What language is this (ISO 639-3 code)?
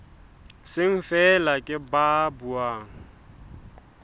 sot